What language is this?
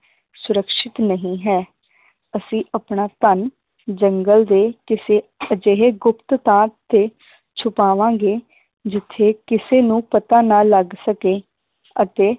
Punjabi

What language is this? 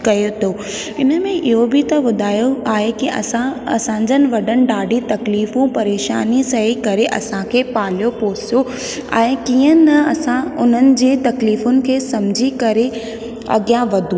Sindhi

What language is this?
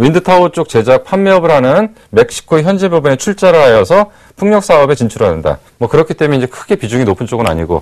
Korean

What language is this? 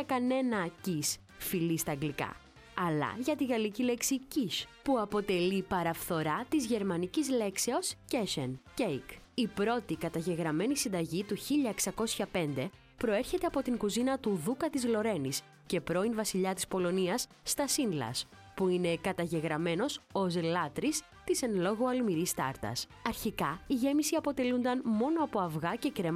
Greek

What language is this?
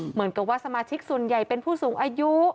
Thai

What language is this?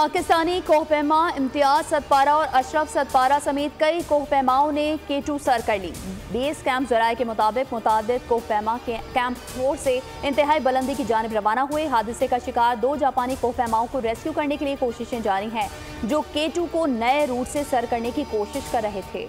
Hindi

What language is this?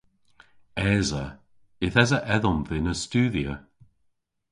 Cornish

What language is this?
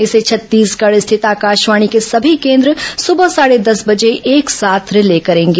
Hindi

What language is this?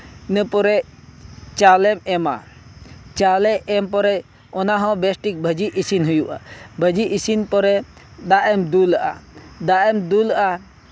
Santali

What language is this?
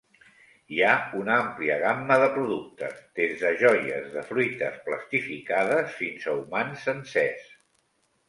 Catalan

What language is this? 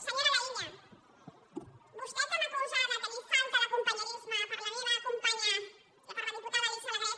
Catalan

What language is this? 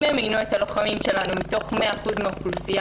Hebrew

